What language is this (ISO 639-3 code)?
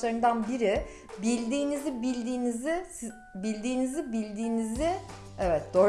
tur